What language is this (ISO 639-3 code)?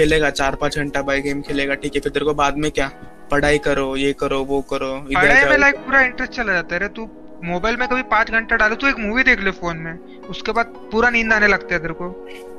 hin